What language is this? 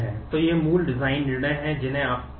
Hindi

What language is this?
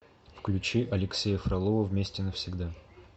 Russian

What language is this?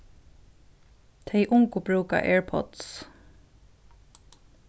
Faroese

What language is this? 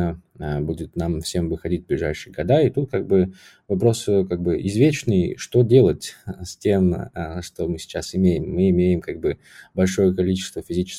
Russian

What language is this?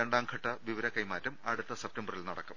Malayalam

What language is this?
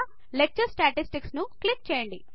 Telugu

